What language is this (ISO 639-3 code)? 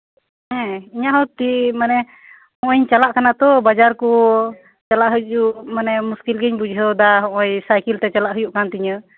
sat